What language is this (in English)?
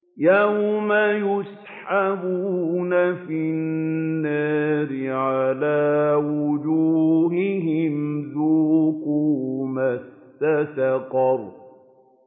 Arabic